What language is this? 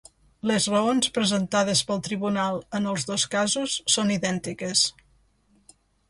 Catalan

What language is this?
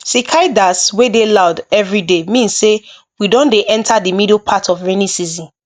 Nigerian Pidgin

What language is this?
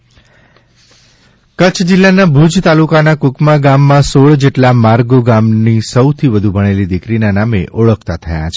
Gujarati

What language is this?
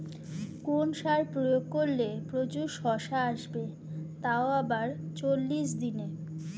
Bangla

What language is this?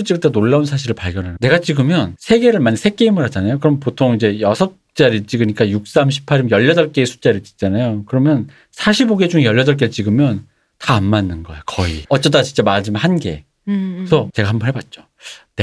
Korean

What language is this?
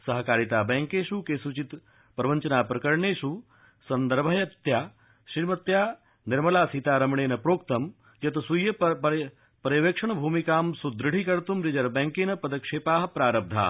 Sanskrit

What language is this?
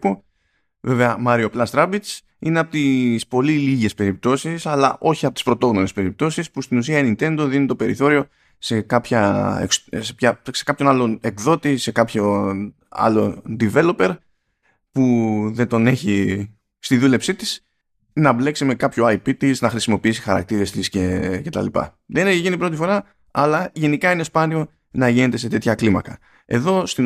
Greek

